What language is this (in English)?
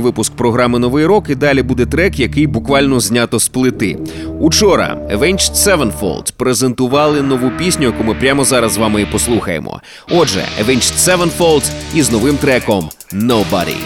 Ukrainian